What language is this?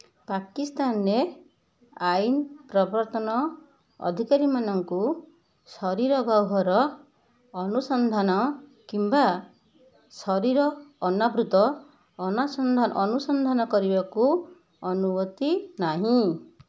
Odia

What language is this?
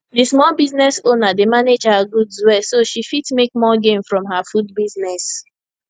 Nigerian Pidgin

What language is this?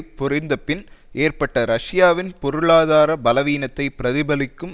Tamil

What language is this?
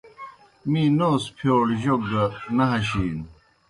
Kohistani Shina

